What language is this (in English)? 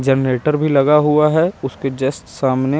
Hindi